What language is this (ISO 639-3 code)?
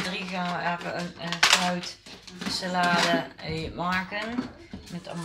nld